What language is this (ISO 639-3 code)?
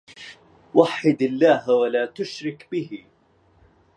ara